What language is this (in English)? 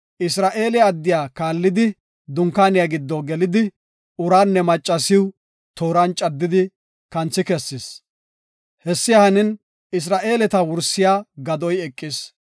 Gofa